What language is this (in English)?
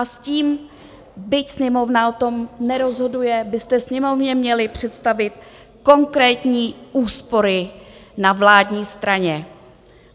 Czech